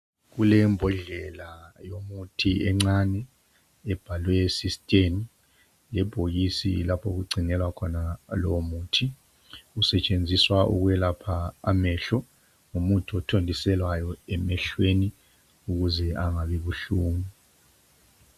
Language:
North Ndebele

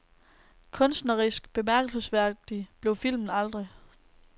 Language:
Danish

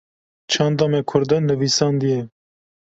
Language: Kurdish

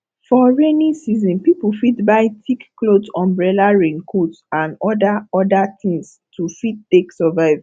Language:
Nigerian Pidgin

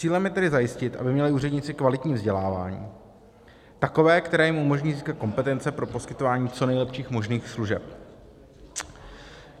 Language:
Czech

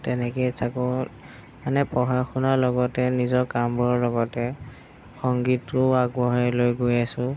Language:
Assamese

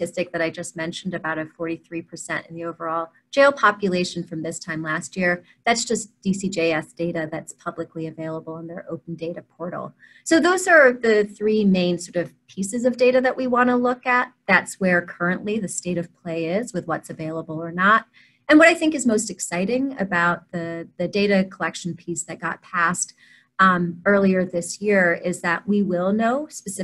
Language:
English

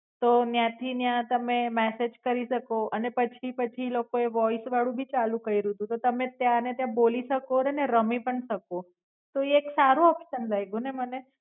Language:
Gujarati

